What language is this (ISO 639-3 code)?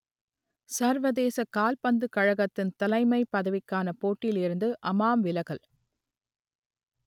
tam